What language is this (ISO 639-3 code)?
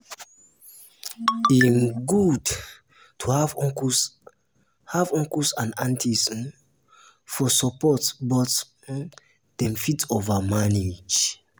pcm